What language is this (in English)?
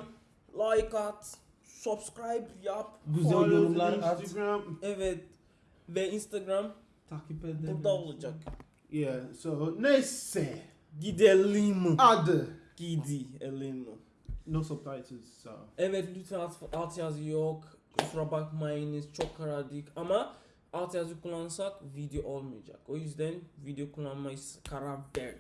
Turkish